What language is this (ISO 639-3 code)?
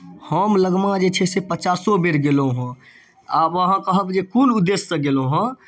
mai